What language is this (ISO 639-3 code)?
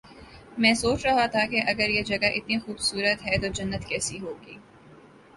urd